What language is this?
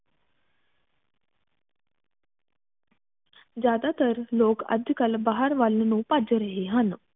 Punjabi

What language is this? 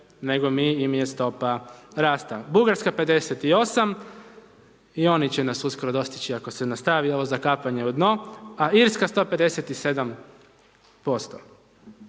Croatian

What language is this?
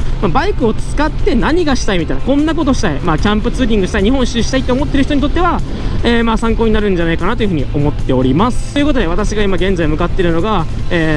Japanese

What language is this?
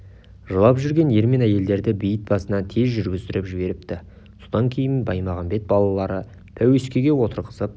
Kazakh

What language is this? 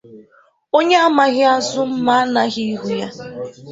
Igbo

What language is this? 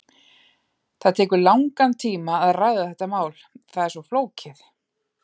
Icelandic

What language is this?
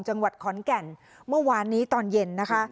Thai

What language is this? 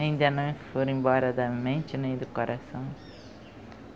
Portuguese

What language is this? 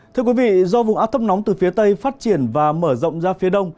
Vietnamese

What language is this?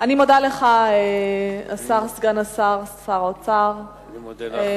Hebrew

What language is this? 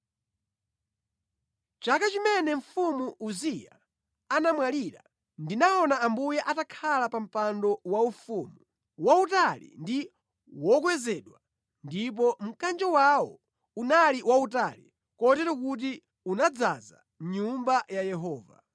Nyanja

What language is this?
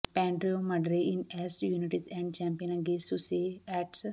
Punjabi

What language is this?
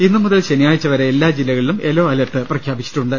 Malayalam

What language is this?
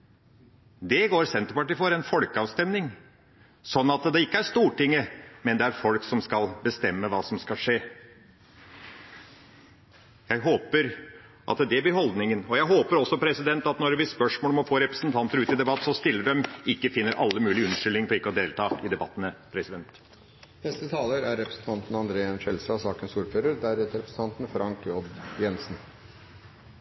Norwegian Bokmål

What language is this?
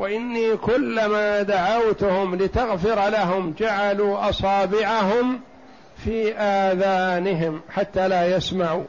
Arabic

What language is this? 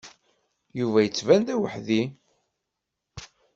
Kabyle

